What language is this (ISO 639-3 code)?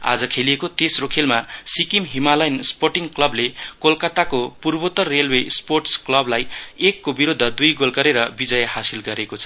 nep